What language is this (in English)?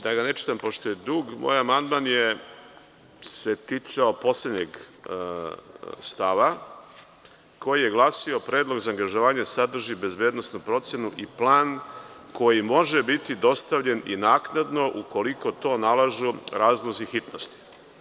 Serbian